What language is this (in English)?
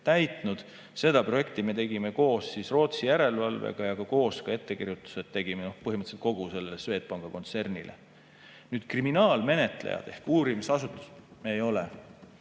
Estonian